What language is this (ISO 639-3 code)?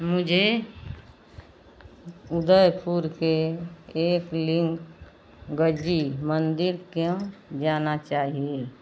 hin